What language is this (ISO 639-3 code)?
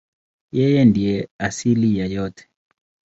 swa